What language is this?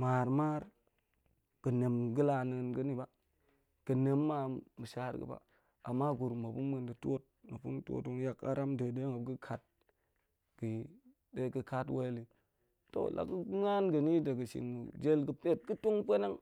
Goemai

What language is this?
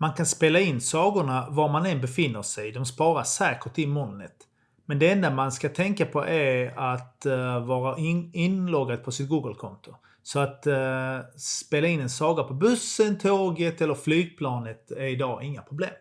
Swedish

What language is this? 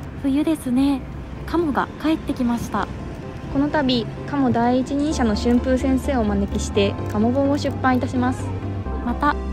Japanese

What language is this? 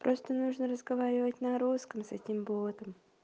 Russian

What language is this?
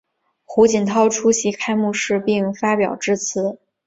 Chinese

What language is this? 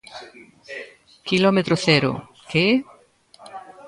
Galician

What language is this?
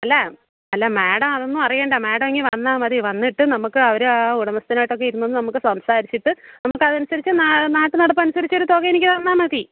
Malayalam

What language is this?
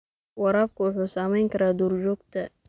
Somali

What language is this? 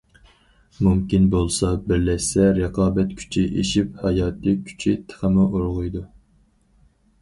Uyghur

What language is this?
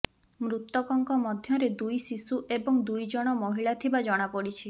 Odia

